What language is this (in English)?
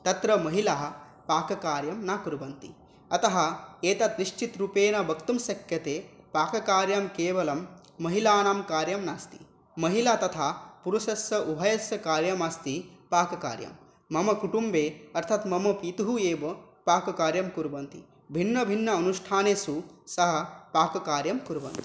Sanskrit